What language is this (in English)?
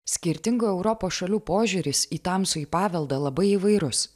Lithuanian